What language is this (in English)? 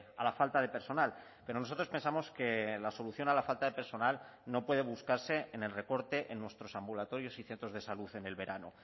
Spanish